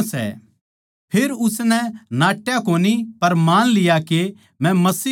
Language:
Haryanvi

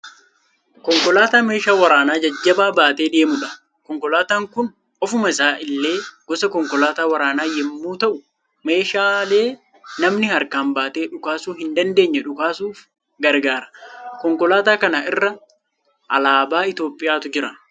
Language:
Oromo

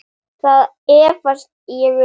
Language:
Icelandic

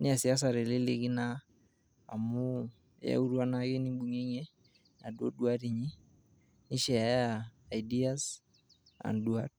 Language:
Masai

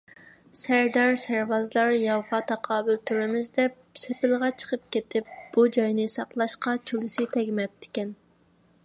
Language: Uyghur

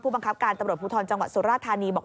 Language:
Thai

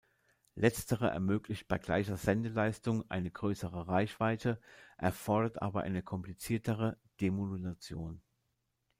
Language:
German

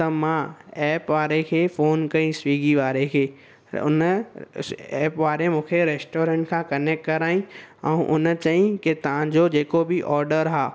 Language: Sindhi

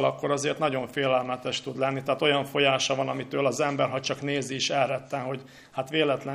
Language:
Hungarian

